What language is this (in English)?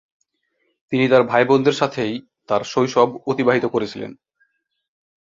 Bangla